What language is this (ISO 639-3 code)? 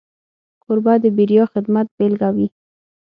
pus